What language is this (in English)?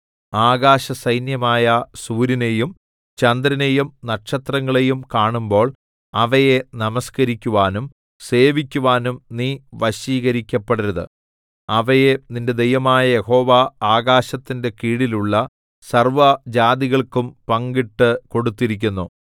Malayalam